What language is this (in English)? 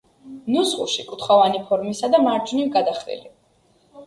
Georgian